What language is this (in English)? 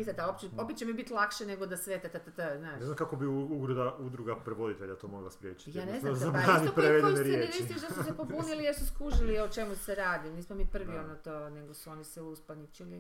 Croatian